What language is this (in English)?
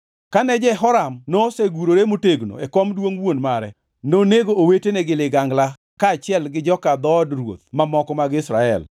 Luo (Kenya and Tanzania)